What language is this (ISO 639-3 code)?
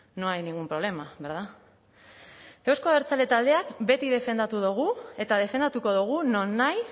eus